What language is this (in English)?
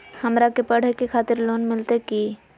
Magahi